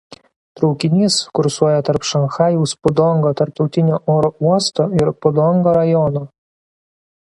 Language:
Lithuanian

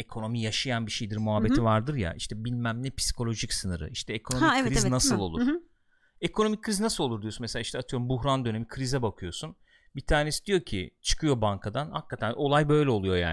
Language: Turkish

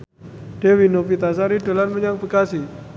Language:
Javanese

